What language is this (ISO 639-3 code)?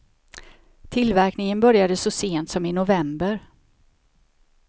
swe